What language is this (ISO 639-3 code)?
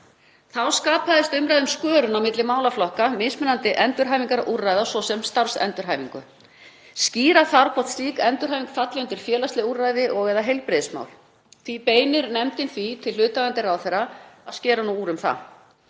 isl